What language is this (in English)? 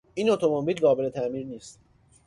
Persian